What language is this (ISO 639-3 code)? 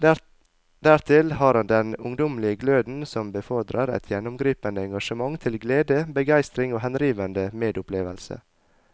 nor